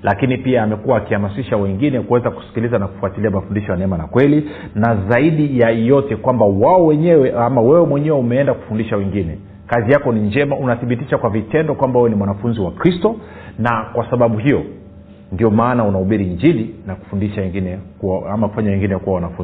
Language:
Swahili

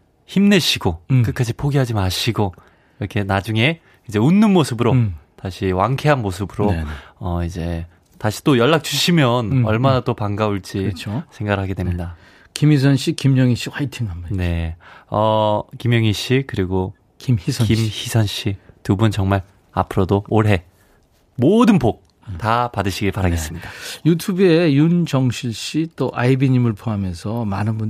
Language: Korean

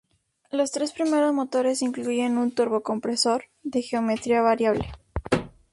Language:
Spanish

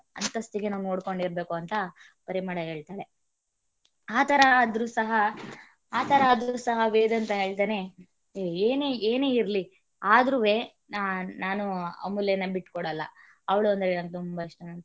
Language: Kannada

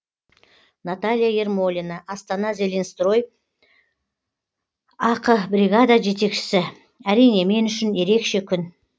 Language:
Kazakh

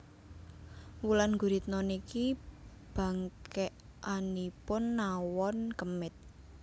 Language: Javanese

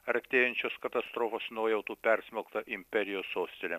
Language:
Lithuanian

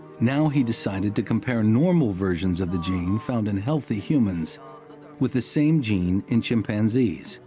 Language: English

